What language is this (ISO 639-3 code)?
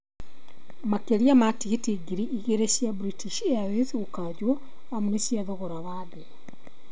kik